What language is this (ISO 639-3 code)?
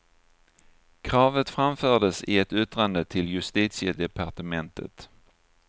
swe